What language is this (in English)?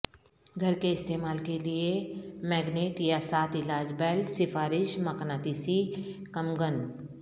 Urdu